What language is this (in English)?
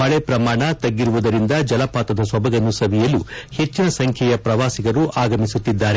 Kannada